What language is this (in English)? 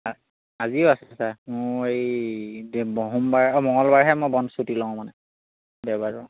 Assamese